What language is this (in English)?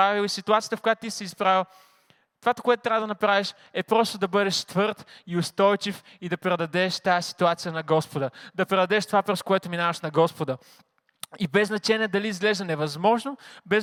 Bulgarian